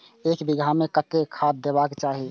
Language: Maithili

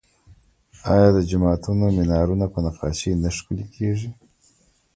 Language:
Pashto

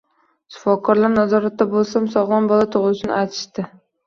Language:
Uzbek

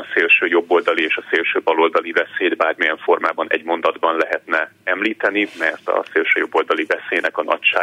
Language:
Hungarian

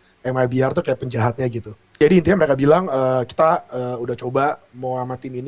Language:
Indonesian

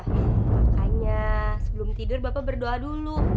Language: Indonesian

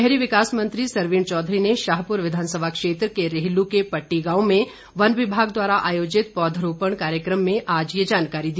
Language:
Hindi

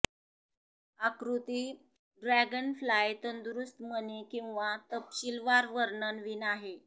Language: Marathi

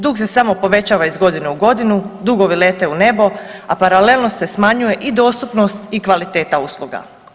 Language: Croatian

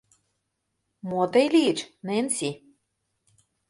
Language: Mari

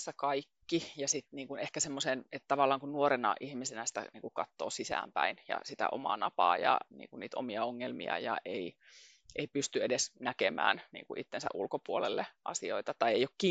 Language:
Finnish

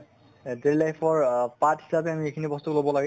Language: Assamese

